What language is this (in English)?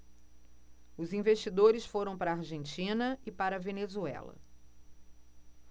Portuguese